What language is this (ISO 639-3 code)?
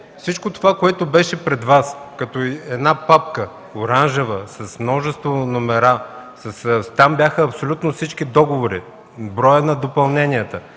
bul